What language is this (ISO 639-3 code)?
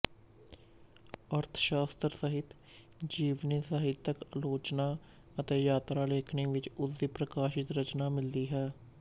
pan